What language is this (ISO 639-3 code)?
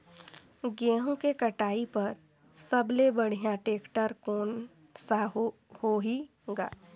hne